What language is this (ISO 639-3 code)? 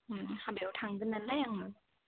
brx